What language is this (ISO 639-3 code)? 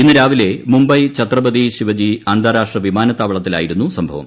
mal